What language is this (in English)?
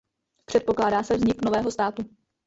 Czech